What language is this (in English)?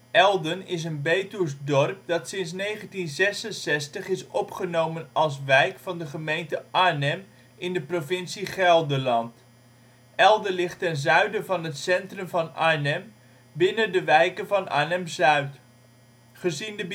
Dutch